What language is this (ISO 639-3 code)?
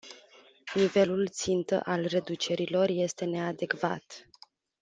ron